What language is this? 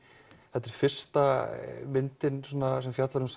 Icelandic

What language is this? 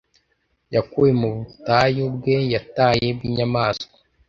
Kinyarwanda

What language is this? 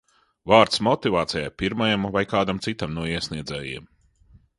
Latvian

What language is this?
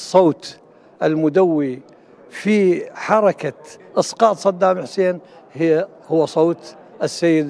Arabic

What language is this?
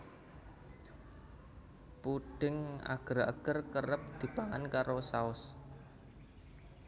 Javanese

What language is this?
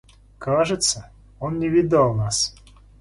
Russian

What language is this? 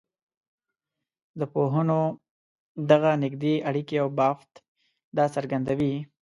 Pashto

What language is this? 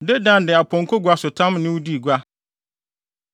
Akan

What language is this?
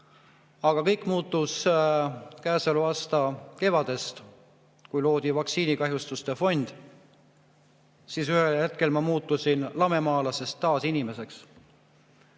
Estonian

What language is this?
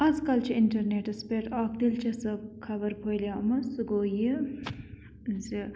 Kashmiri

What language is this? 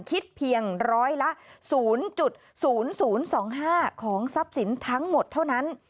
Thai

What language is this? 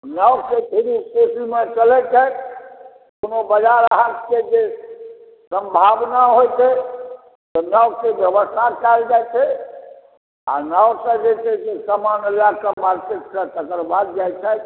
Maithili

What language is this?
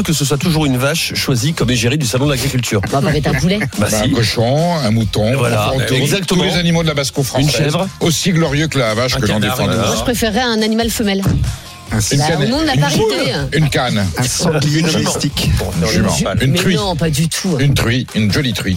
French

